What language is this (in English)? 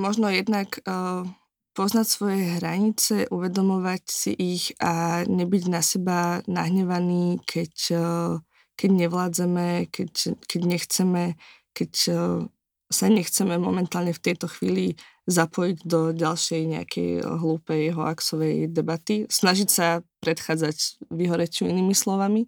Slovak